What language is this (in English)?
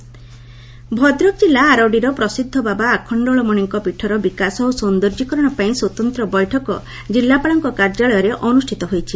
Odia